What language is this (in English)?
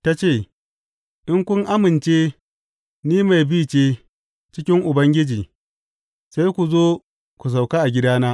Hausa